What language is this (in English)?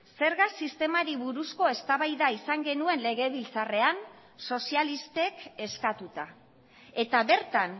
Basque